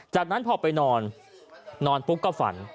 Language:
Thai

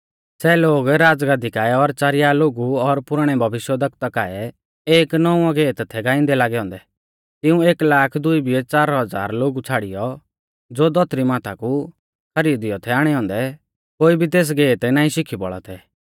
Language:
Mahasu Pahari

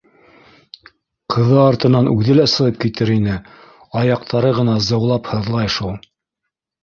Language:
Bashkir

